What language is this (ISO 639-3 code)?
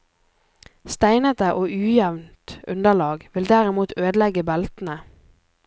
nor